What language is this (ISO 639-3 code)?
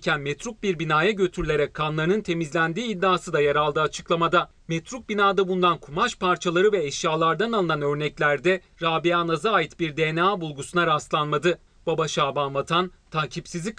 tur